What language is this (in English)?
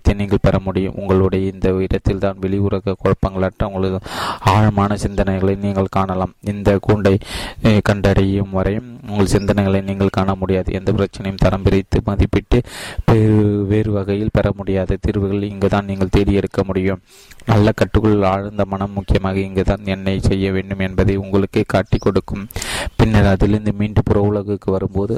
Tamil